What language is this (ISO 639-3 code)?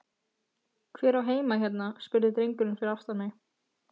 isl